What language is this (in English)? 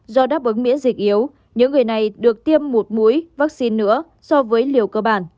Vietnamese